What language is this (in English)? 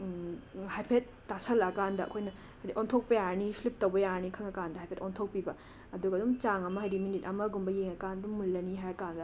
Manipuri